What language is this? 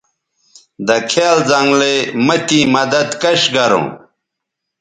Bateri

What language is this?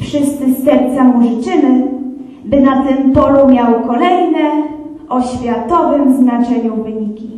Polish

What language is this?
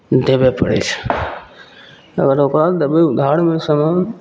Maithili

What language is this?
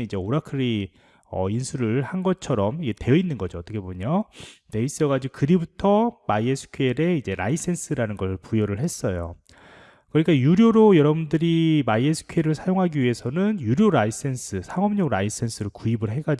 Korean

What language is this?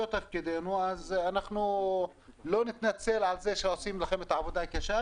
Hebrew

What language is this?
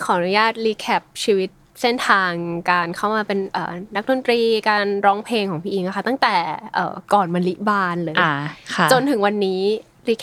Thai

